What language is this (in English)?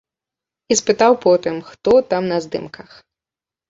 Belarusian